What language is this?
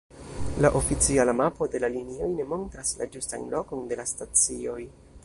Esperanto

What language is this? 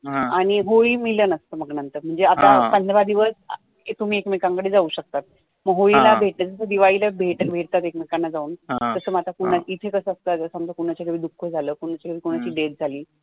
Marathi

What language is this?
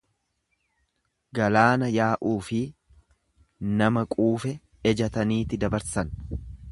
Oromo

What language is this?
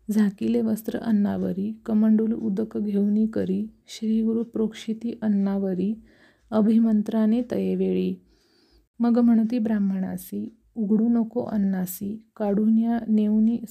Marathi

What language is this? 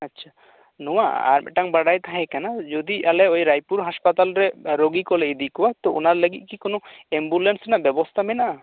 Santali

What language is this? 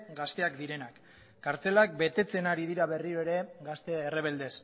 Basque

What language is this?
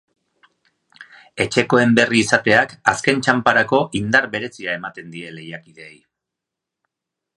Basque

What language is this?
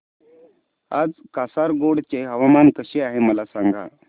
Marathi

